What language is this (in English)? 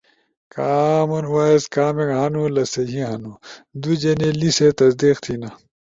Ushojo